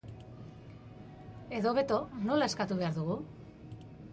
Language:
Basque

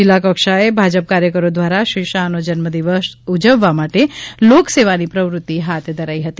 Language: Gujarati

